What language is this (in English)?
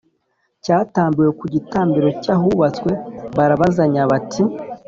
Kinyarwanda